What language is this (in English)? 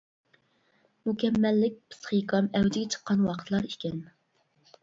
Uyghur